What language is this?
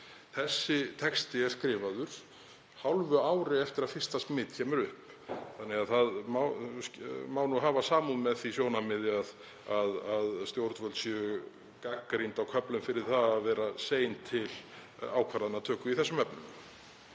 Icelandic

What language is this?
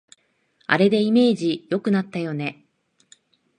Japanese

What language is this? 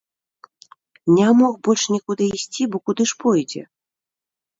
Belarusian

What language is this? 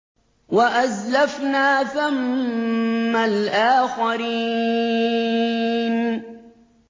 Arabic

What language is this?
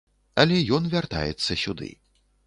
Belarusian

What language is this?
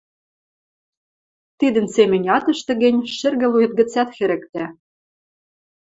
Western Mari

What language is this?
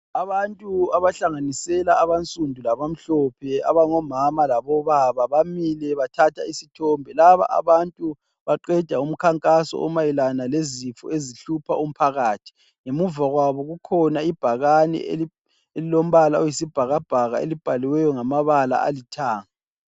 North Ndebele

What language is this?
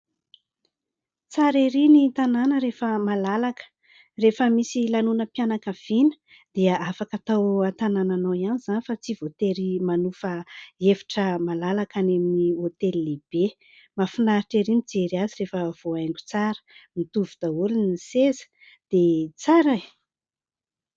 Malagasy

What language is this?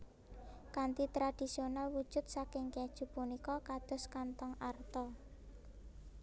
Javanese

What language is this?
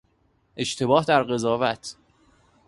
Persian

